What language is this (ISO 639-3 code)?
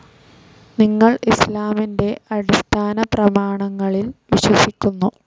mal